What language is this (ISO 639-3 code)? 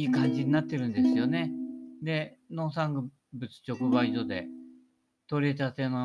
jpn